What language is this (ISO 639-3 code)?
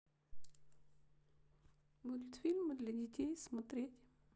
rus